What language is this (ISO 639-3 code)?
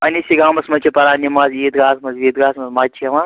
kas